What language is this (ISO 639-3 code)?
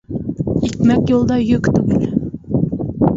bak